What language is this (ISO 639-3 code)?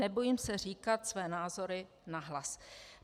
ces